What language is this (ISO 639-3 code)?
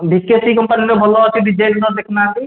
ori